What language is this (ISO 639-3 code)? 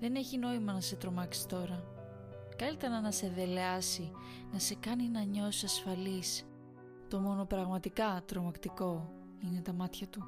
ell